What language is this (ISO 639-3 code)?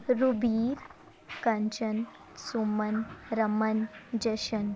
pan